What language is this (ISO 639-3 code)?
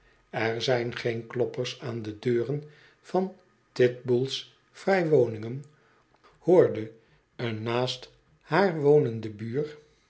nld